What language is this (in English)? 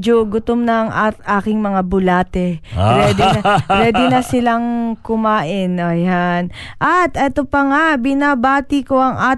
Filipino